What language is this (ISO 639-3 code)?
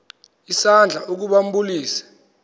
xho